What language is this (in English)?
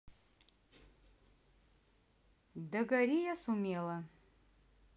Russian